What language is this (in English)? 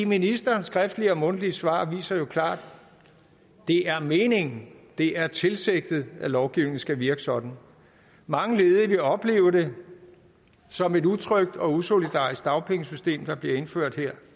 Danish